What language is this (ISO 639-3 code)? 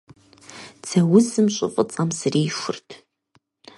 kbd